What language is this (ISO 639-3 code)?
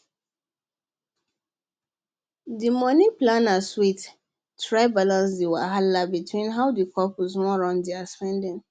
pcm